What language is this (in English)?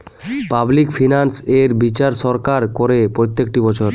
Bangla